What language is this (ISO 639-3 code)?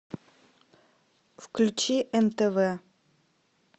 rus